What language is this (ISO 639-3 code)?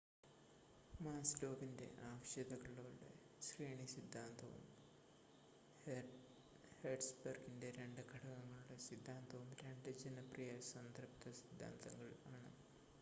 mal